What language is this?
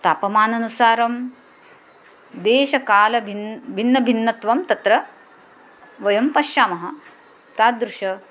Sanskrit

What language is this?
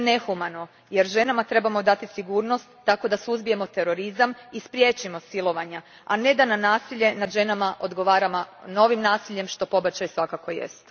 Croatian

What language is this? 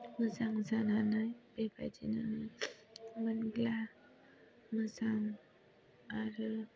Bodo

